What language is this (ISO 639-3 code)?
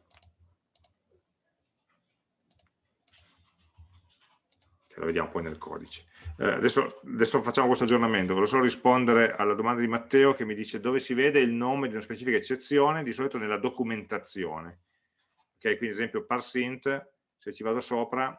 ita